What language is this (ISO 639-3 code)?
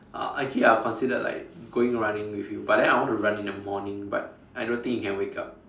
eng